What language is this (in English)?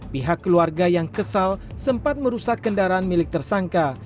Indonesian